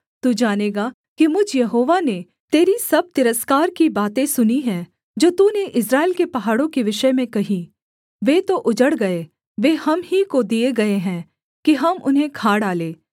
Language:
Hindi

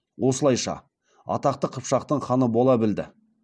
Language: Kazakh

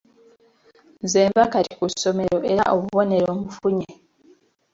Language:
Ganda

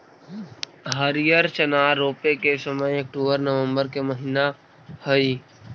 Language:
Magahi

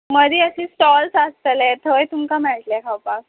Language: Konkani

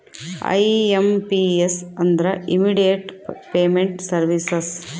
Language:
Kannada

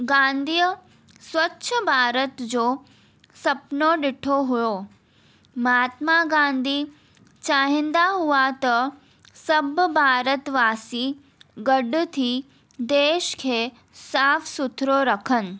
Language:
Sindhi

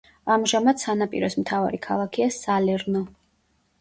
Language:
Georgian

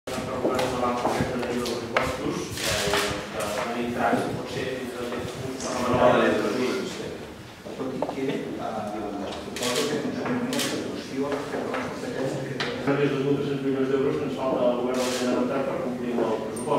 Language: Greek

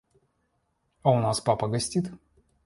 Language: Russian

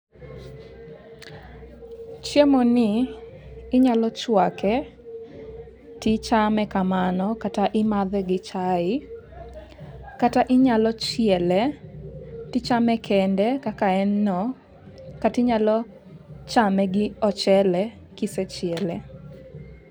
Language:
Luo (Kenya and Tanzania)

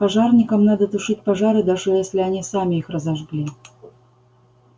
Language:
Russian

